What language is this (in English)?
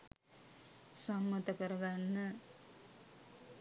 Sinhala